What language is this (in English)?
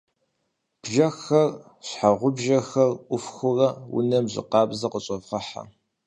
Kabardian